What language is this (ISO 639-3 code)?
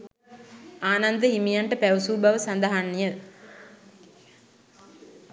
sin